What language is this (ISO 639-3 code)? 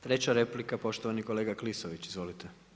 hrv